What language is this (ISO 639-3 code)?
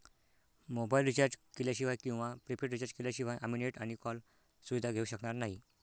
mar